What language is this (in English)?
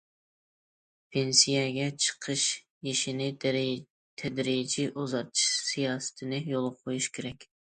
Uyghur